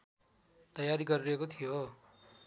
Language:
Nepali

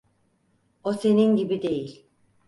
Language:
Turkish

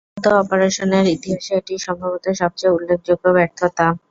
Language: Bangla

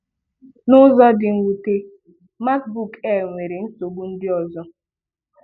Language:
Igbo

